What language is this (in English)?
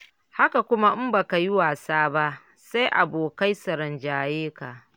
Hausa